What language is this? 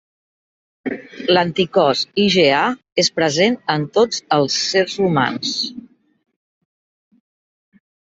Catalan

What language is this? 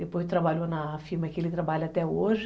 Portuguese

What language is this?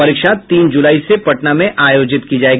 Hindi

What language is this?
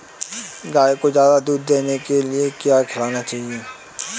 Hindi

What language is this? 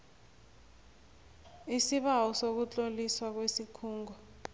South Ndebele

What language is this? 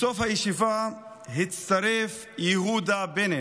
Hebrew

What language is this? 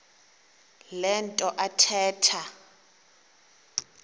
Xhosa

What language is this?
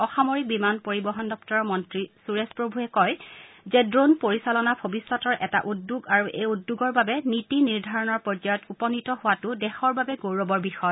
Assamese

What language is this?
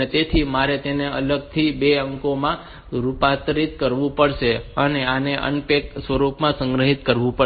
Gujarati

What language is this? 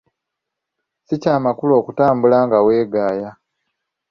Ganda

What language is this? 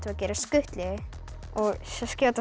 Icelandic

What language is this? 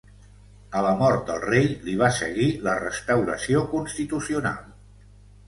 Catalan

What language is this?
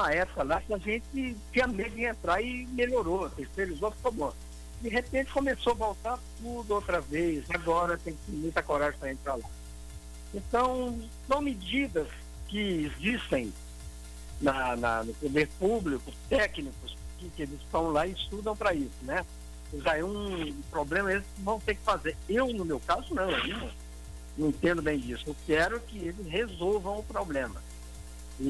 Portuguese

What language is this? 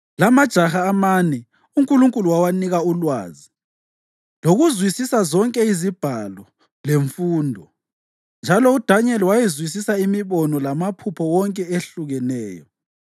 North Ndebele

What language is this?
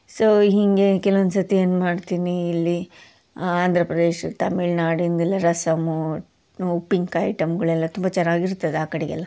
Kannada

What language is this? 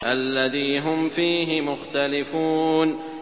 Arabic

